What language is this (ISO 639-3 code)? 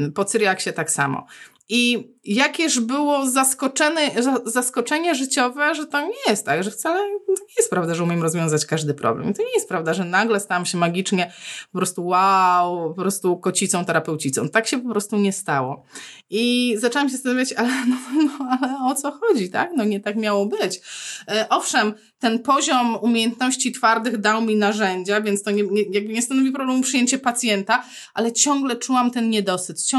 pol